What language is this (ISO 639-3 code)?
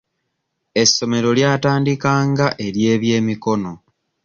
lug